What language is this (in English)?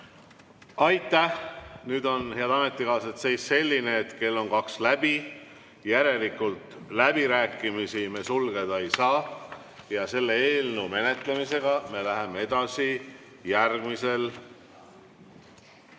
Estonian